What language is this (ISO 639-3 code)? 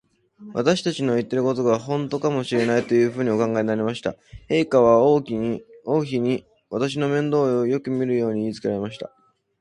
jpn